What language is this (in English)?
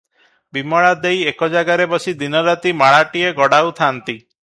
Odia